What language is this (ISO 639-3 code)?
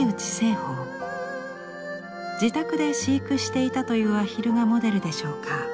jpn